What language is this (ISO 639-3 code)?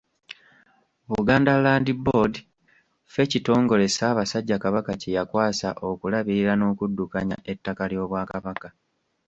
lug